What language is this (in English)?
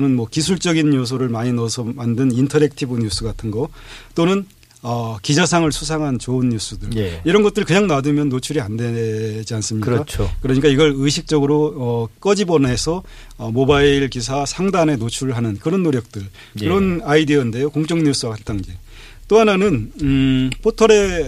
Korean